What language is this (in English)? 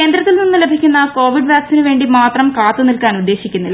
Malayalam